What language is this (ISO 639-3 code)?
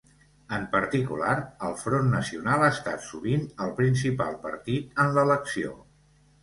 cat